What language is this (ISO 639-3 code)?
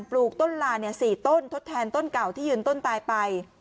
tha